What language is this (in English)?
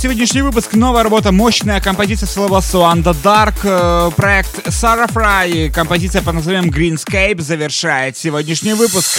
Russian